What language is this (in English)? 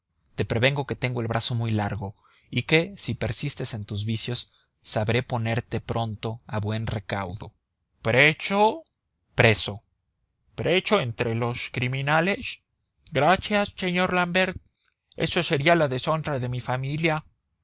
Spanish